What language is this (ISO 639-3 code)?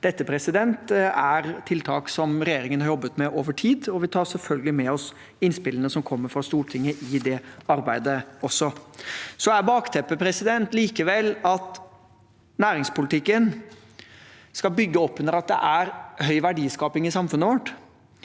nor